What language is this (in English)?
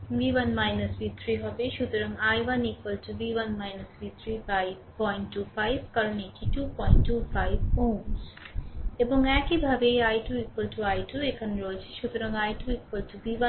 Bangla